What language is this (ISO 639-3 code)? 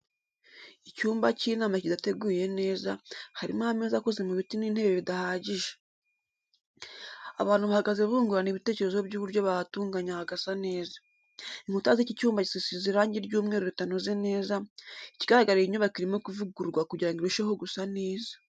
kin